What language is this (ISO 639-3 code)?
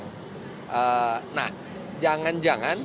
ind